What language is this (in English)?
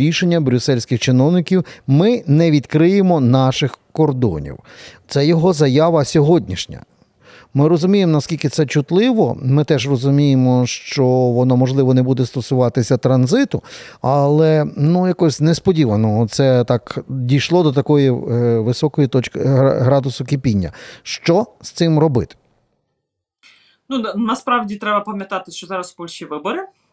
Ukrainian